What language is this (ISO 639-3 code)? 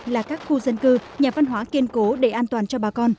vie